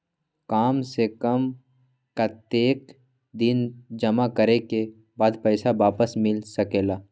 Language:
Magahi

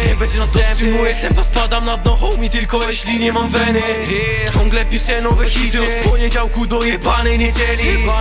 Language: Polish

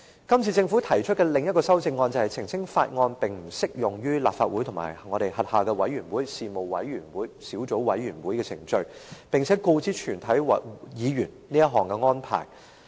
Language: Cantonese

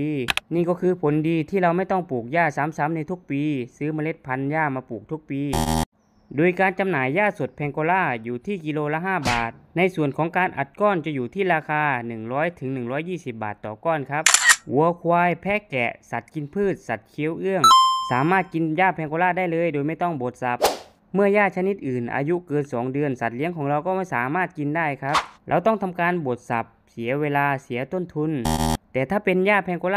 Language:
Thai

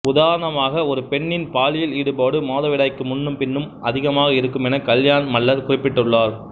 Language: Tamil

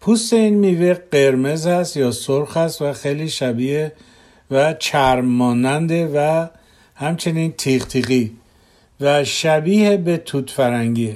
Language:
Persian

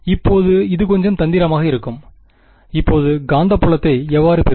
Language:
Tamil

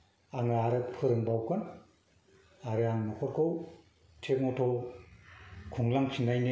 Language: Bodo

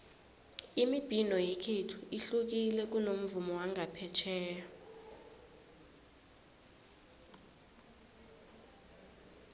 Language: South Ndebele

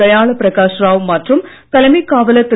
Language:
Tamil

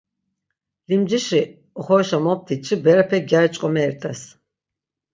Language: Laz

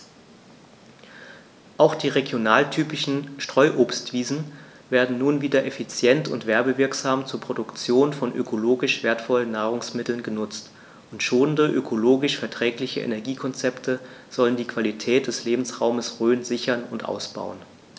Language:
German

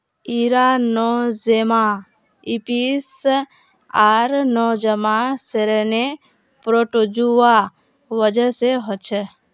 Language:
Magahi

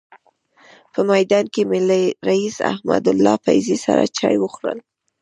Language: Pashto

